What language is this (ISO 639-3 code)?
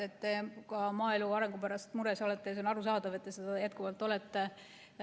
est